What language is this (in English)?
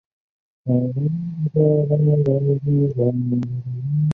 Chinese